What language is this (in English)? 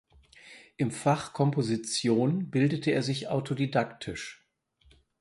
German